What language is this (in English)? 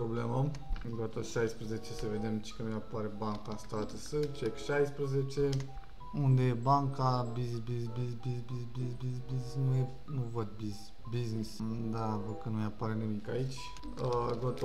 Romanian